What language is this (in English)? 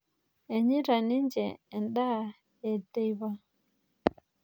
Masai